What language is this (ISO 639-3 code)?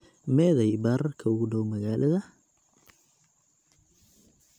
som